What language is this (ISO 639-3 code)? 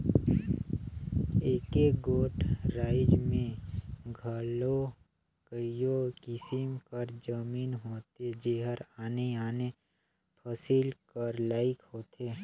hne